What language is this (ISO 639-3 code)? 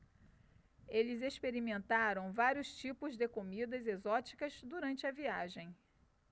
por